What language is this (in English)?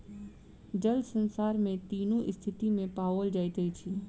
Maithili